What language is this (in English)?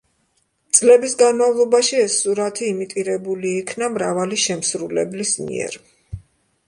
Georgian